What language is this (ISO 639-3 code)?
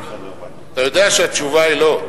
heb